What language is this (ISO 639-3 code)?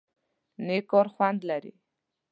pus